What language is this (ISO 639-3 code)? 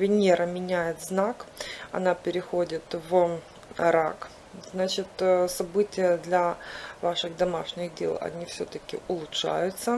rus